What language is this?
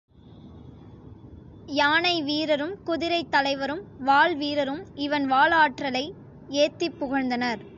Tamil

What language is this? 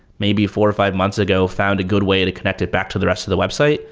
English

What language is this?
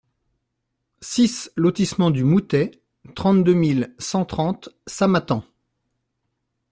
French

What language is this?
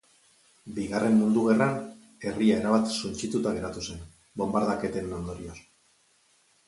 Basque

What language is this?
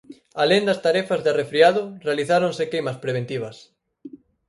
Galician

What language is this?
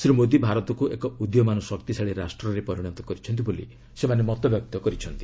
Odia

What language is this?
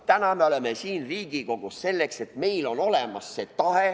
Estonian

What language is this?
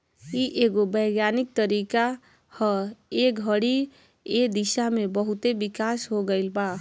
Bhojpuri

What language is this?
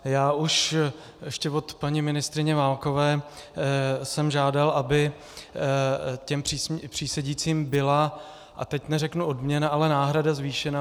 Czech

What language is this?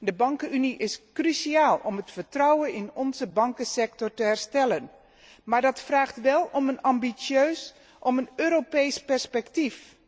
Dutch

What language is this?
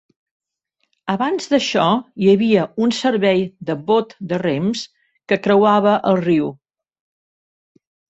Catalan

